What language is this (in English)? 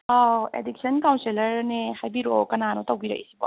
Manipuri